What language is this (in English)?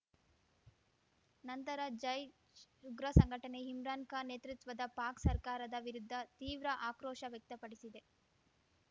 Kannada